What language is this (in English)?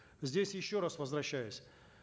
Kazakh